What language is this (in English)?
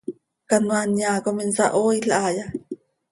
Seri